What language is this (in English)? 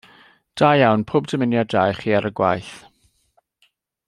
Welsh